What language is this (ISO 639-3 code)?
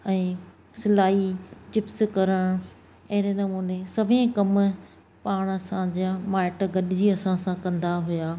snd